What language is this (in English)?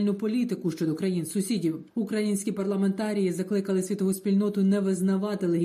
Ukrainian